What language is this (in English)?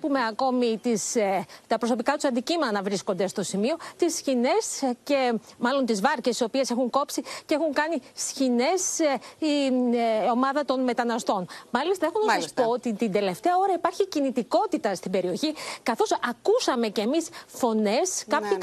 Greek